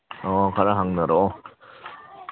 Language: Manipuri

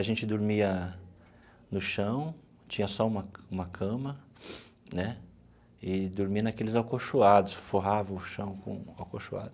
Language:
Portuguese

